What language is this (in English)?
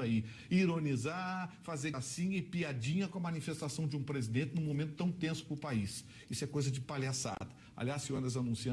Portuguese